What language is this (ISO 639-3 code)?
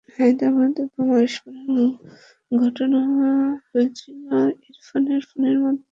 ben